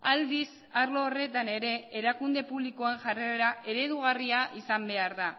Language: Basque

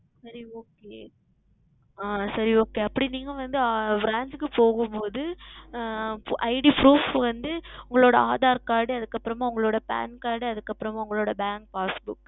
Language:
Tamil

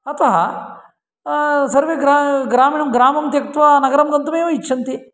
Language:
Sanskrit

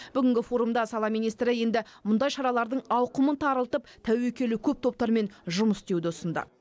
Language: Kazakh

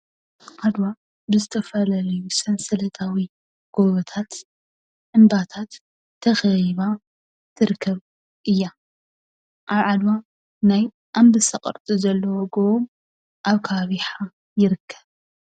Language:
Tigrinya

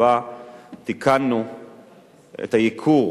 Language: Hebrew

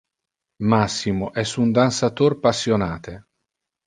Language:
Interlingua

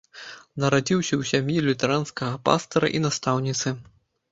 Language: Belarusian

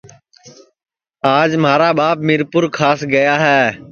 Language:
Sansi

